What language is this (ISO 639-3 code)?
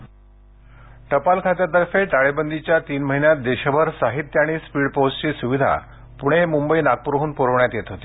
mar